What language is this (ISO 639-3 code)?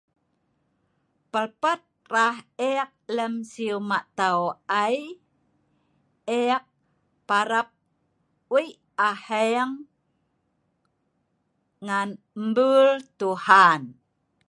snv